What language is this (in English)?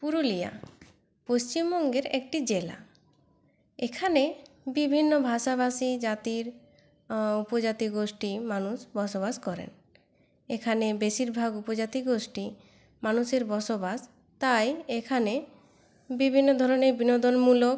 Bangla